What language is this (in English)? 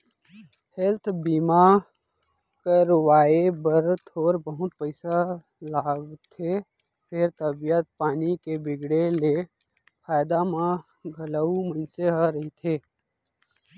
Chhattisgarhi